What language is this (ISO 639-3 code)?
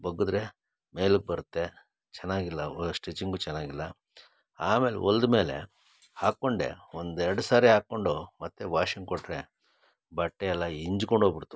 kan